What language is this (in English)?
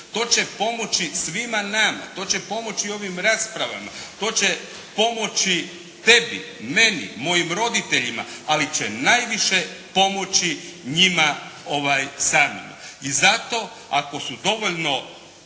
Croatian